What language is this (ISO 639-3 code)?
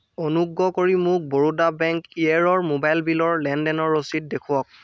asm